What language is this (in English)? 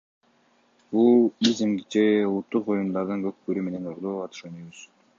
Kyrgyz